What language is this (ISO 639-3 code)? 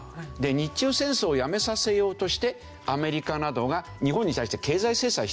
jpn